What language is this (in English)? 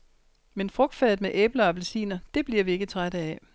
Danish